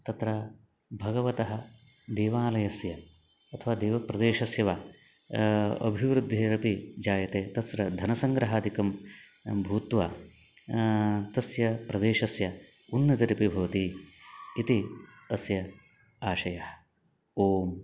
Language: Sanskrit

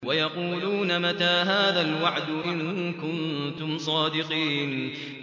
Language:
Arabic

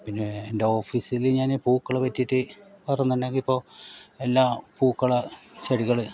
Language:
Malayalam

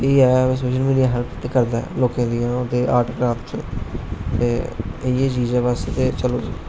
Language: Dogri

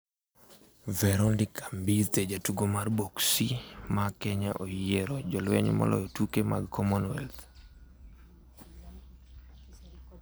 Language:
Luo (Kenya and Tanzania)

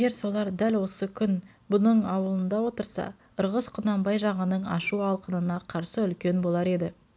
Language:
Kazakh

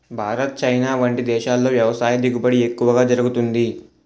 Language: Telugu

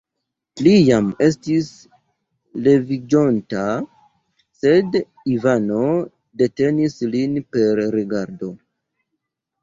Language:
Esperanto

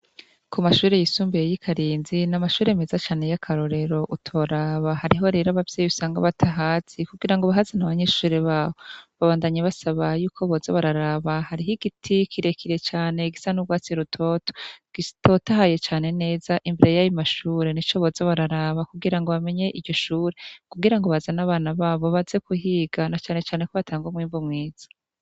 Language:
Rundi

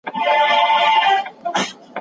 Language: Pashto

